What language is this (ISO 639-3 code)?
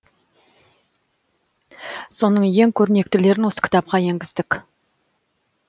kaz